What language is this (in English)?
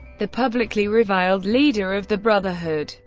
English